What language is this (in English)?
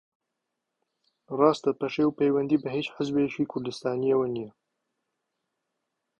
Central Kurdish